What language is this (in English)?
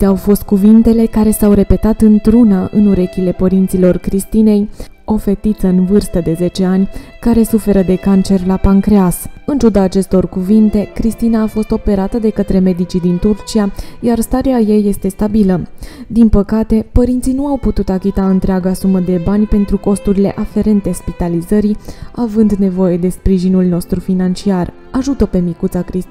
Romanian